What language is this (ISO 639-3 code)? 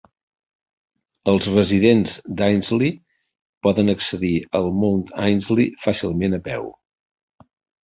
cat